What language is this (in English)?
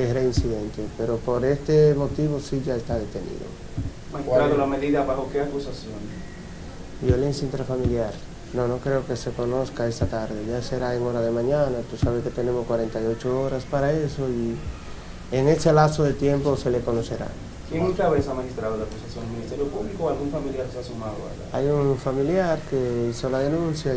Spanish